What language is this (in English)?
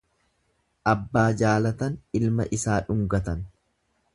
Oromo